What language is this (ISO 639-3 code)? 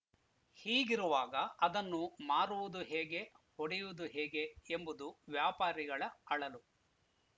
kan